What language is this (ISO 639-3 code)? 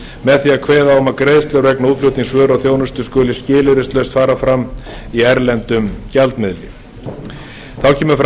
isl